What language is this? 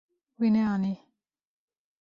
Kurdish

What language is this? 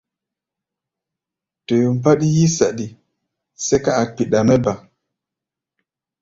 Gbaya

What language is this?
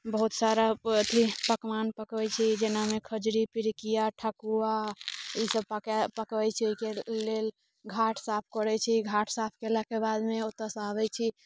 Maithili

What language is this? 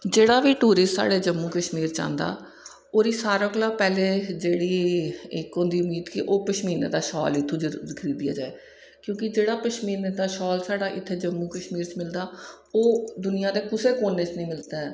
Dogri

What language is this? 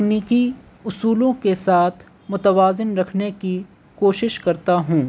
Urdu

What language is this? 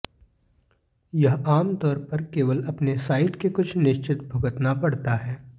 Hindi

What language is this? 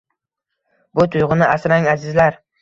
Uzbek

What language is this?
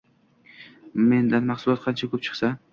Uzbek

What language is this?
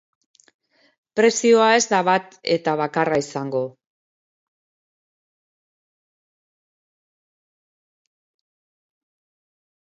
Basque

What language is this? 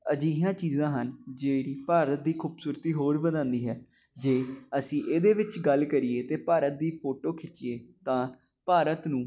Punjabi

